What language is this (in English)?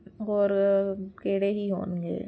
Punjabi